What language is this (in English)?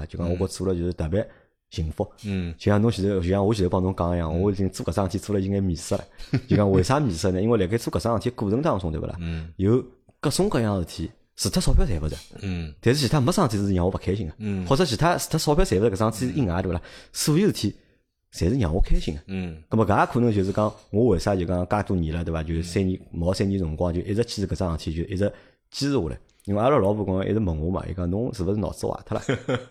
Chinese